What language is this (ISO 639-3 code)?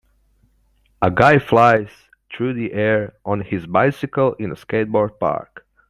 eng